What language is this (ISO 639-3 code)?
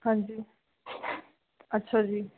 pan